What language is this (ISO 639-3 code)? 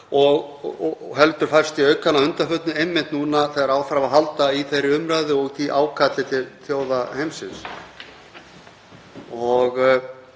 isl